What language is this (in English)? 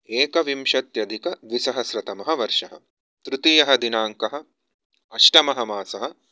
Sanskrit